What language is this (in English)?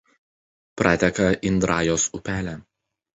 Lithuanian